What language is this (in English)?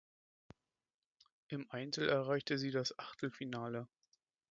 German